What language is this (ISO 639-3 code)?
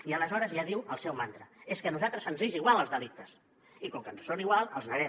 cat